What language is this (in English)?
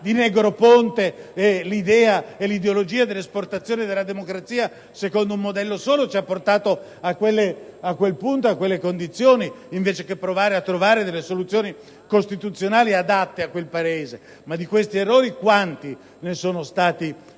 Italian